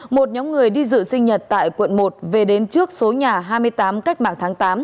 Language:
Vietnamese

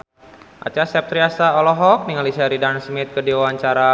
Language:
Sundanese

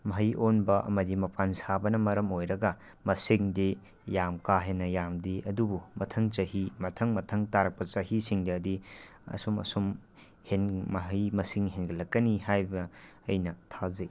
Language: Manipuri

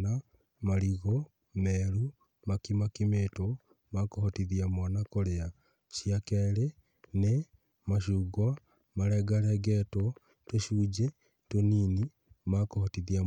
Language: Kikuyu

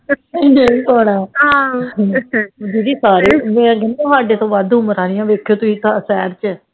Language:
Punjabi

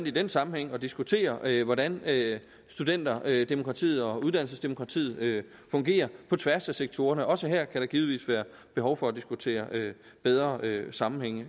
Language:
Danish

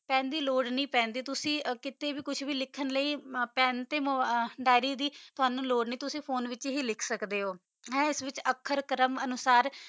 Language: Punjabi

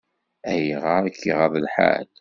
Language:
Kabyle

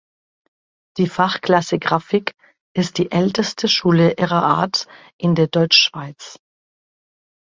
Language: German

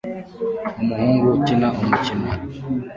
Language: Kinyarwanda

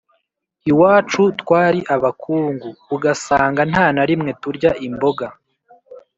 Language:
Kinyarwanda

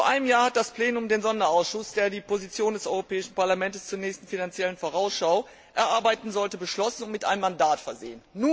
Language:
German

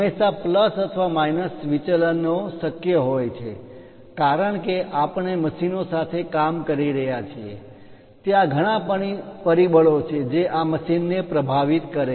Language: Gujarati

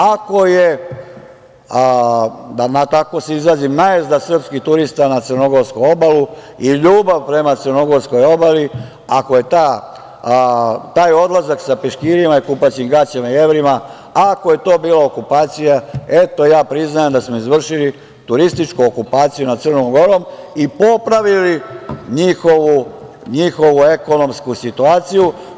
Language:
Serbian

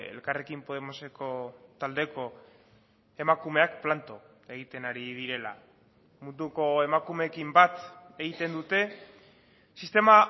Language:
Basque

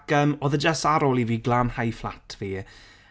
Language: Welsh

